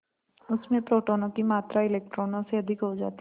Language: Hindi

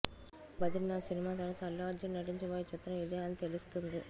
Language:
Telugu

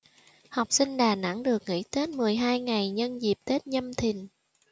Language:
Vietnamese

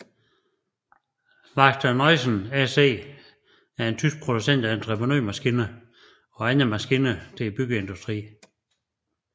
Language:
Danish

